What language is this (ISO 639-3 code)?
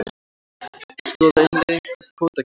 isl